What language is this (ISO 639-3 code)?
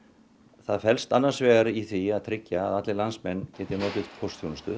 isl